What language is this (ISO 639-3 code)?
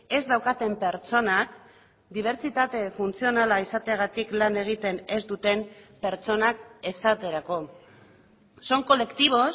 eus